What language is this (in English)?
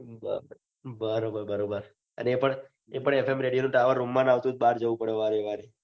Gujarati